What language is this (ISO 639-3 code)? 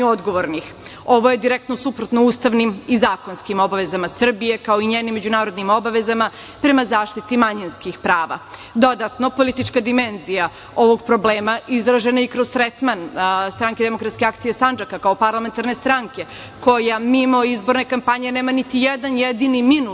srp